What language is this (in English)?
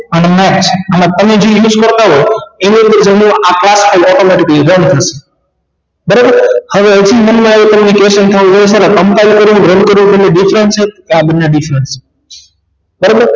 Gujarati